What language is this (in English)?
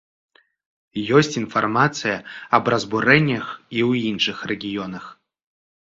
Belarusian